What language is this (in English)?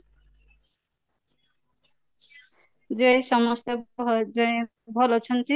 Odia